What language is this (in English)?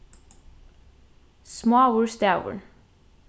Faroese